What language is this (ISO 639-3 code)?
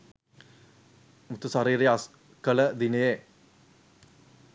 sin